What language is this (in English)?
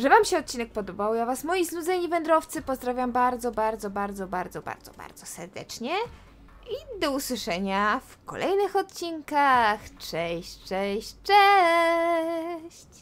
Polish